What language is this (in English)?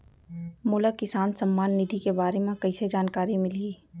Chhattisgarhi